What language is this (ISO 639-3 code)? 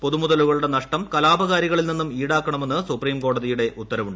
mal